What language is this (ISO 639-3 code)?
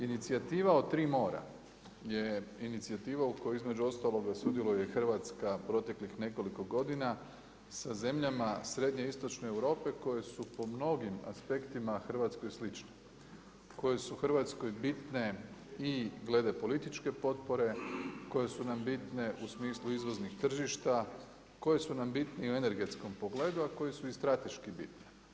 hrv